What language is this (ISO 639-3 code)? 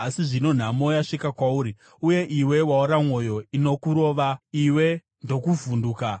sna